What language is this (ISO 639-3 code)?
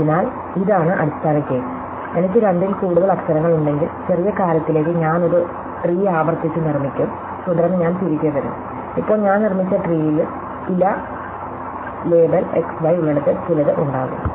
mal